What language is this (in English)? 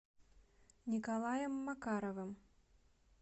Russian